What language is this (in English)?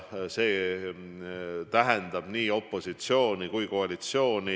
Estonian